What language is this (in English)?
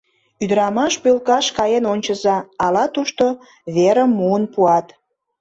Mari